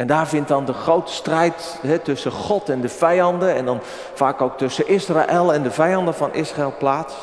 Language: Dutch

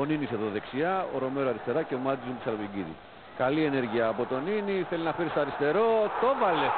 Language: Greek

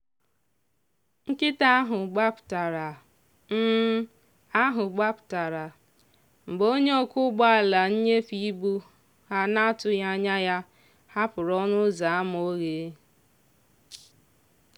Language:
Igbo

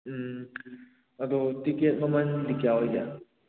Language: Manipuri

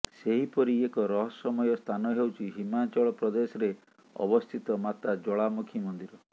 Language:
Odia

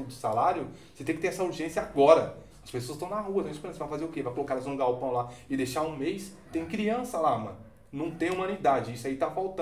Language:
Portuguese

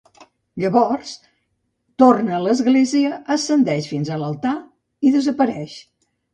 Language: Catalan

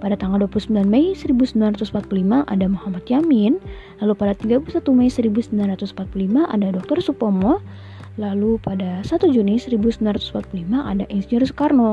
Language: Indonesian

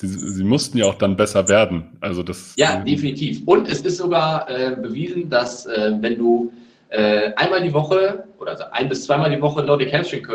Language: German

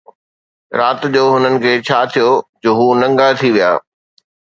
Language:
Sindhi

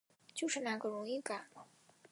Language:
Chinese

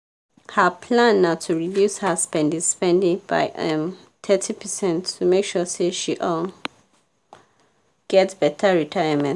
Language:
Nigerian Pidgin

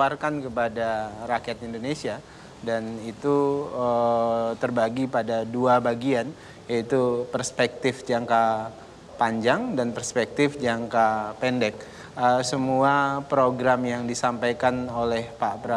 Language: Indonesian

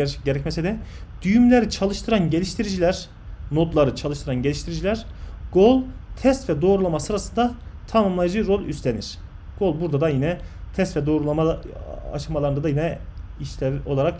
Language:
Turkish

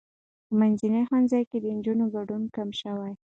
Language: Pashto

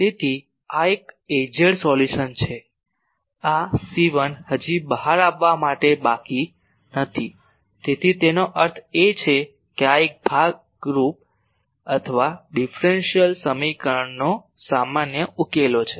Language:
Gujarati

